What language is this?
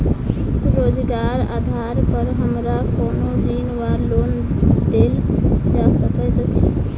Maithili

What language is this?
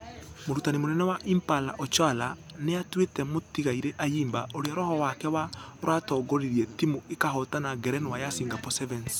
Kikuyu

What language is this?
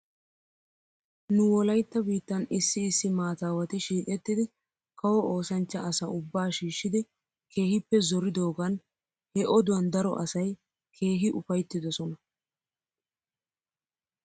Wolaytta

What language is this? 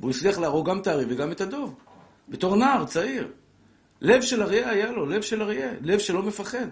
Hebrew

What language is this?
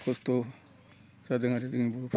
Bodo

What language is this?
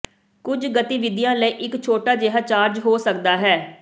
Punjabi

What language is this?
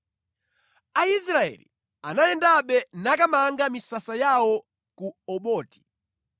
Nyanja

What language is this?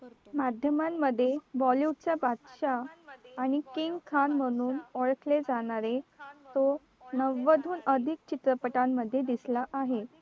Marathi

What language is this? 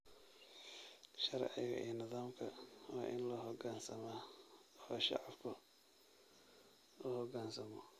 Somali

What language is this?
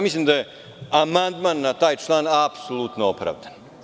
Serbian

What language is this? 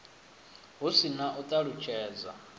Venda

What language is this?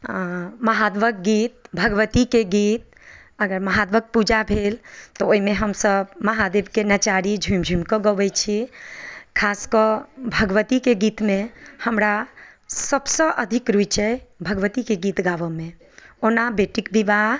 Maithili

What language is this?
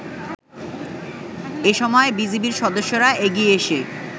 Bangla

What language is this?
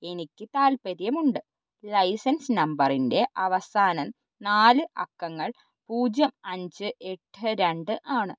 Malayalam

